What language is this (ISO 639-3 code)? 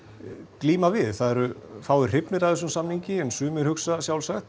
isl